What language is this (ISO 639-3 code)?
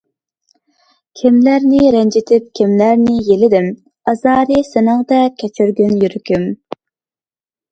uig